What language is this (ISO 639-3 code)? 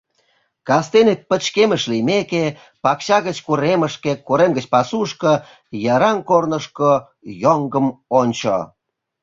chm